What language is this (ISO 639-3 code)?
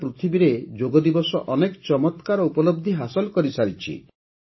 ori